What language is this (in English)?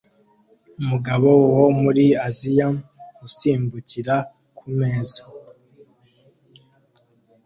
Kinyarwanda